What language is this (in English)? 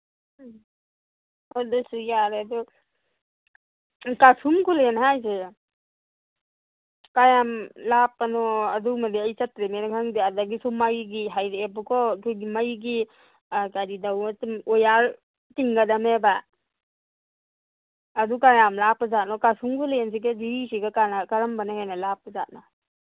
Manipuri